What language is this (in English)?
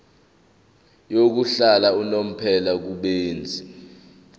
Zulu